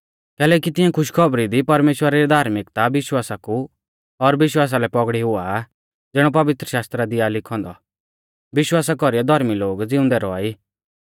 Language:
Mahasu Pahari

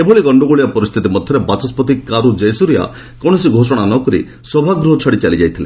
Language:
Odia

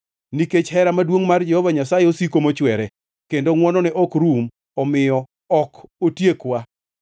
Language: Luo (Kenya and Tanzania)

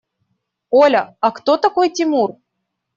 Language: Russian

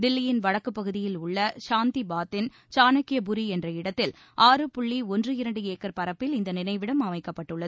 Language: Tamil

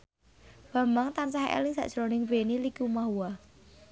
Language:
Javanese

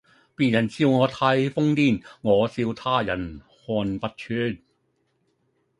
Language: Cantonese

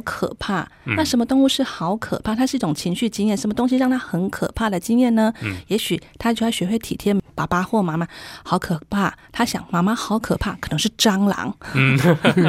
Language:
Chinese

